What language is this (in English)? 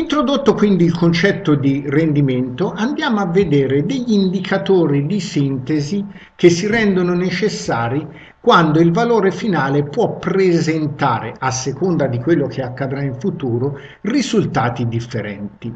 Italian